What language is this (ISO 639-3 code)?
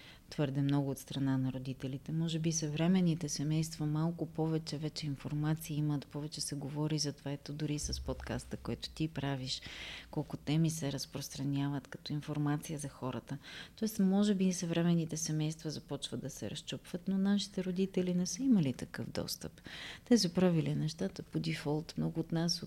bul